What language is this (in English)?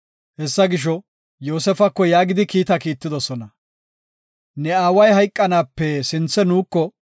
Gofa